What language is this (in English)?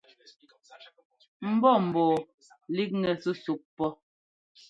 Ngomba